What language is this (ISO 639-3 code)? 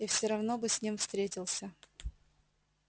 rus